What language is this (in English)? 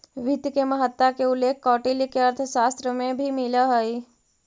Magahi